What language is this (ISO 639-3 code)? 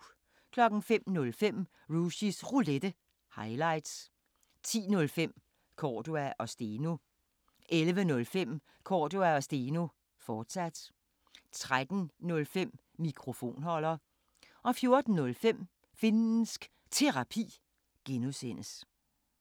dan